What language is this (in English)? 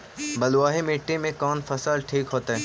Magahi